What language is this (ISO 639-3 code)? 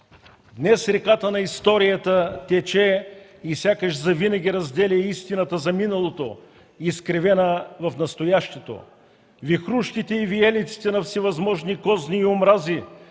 bul